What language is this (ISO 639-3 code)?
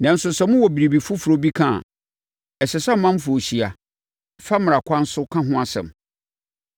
aka